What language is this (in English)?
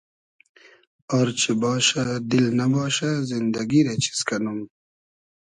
Hazaragi